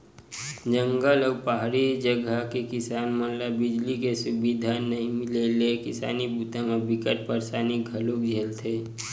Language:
Chhattisgarhi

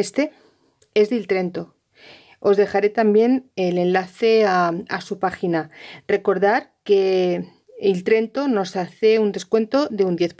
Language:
Spanish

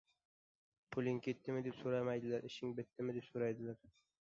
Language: Uzbek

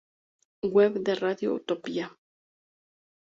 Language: Spanish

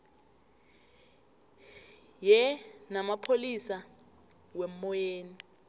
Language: South Ndebele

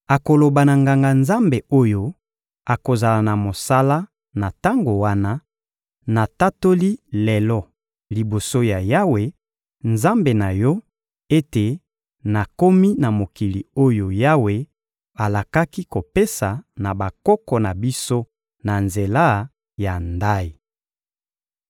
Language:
Lingala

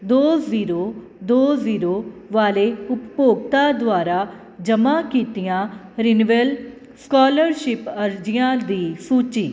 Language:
Punjabi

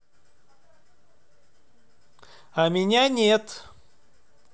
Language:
Russian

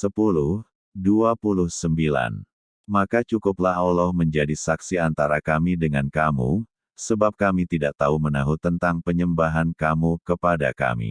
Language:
Indonesian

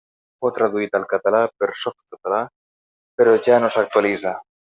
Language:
Catalan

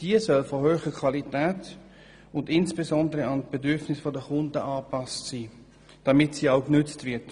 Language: Swiss German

